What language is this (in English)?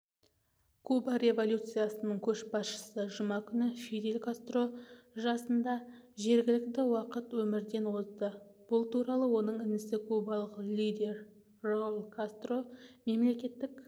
Kazakh